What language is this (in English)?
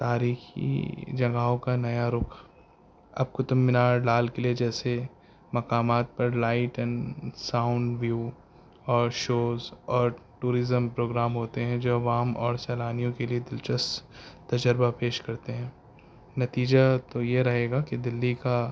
Urdu